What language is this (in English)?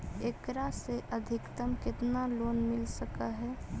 Magahi